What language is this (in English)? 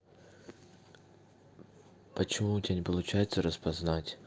Russian